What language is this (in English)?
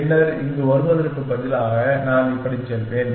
Tamil